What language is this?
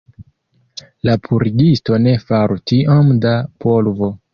Esperanto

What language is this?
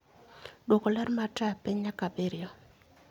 Luo (Kenya and Tanzania)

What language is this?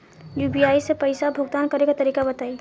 Bhojpuri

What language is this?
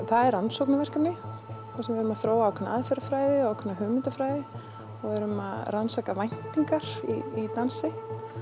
Icelandic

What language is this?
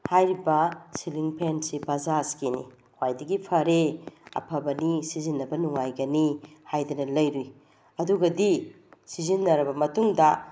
Manipuri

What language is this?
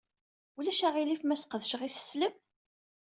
Kabyle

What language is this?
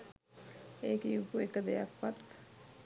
Sinhala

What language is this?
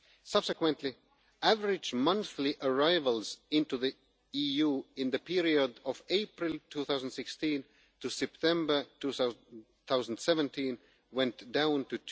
English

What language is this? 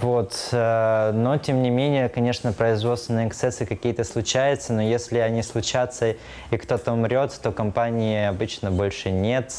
Russian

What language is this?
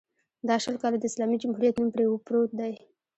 Pashto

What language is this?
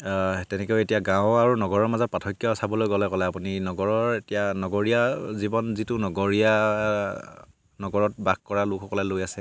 Assamese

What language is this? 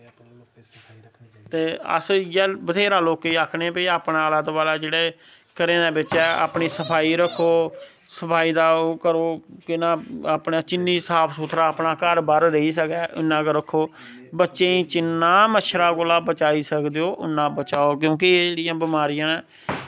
Dogri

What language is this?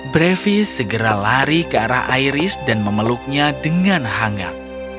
Indonesian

